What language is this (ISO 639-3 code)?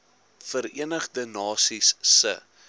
afr